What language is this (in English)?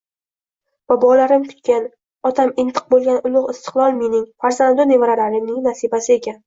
Uzbek